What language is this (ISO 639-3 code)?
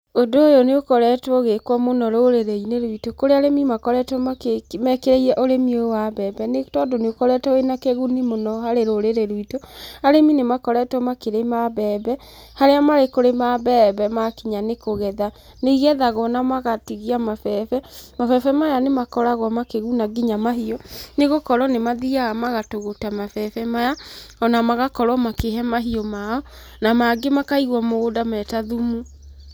kik